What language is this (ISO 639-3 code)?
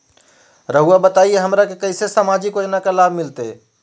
mag